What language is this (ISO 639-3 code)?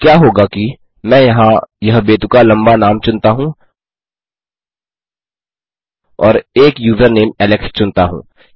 hin